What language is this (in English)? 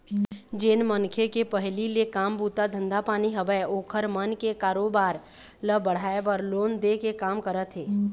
Chhattisgarhi